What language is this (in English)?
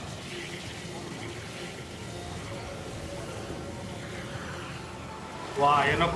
Kannada